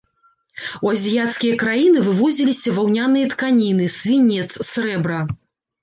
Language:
Belarusian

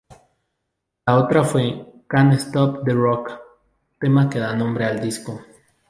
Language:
Spanish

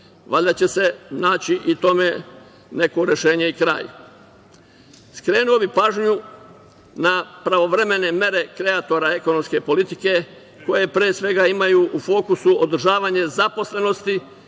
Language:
Serbian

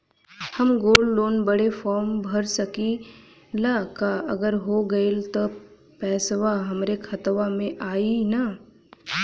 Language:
Bhojpuri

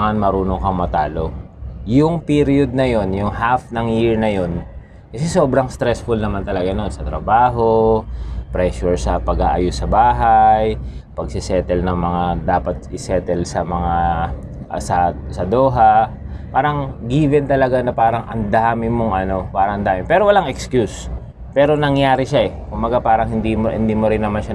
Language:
Filipino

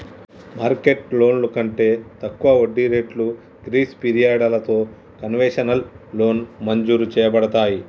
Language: Telugu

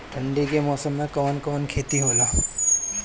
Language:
Bhojpuri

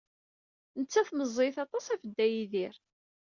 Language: Kabyle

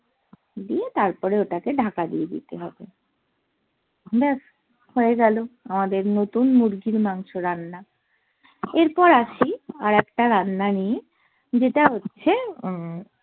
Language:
Bangla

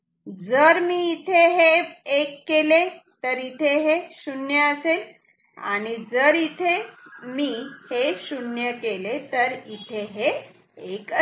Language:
Marathi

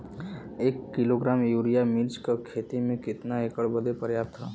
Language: Bhojpuri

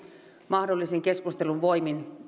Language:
Finnish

